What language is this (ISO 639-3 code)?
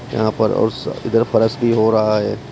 hin